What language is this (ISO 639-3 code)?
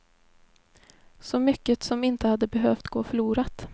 swe